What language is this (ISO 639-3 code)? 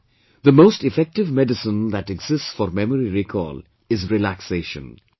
eng